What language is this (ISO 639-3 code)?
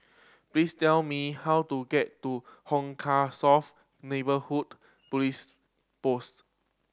eng